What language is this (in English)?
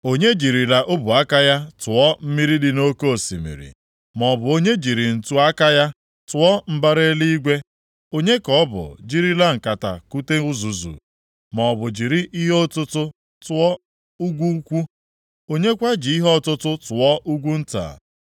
Igbo